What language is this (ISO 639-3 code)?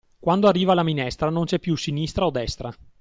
ita